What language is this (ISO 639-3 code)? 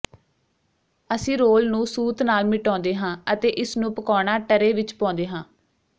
pan